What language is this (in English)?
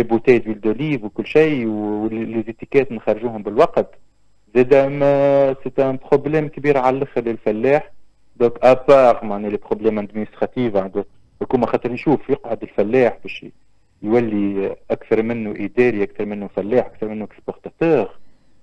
Arabic